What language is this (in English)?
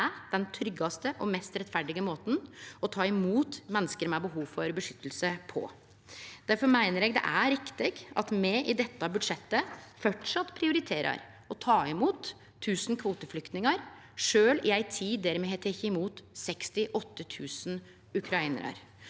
Norwegian